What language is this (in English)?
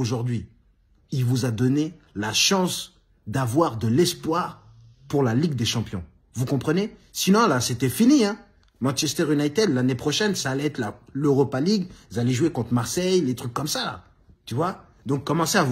French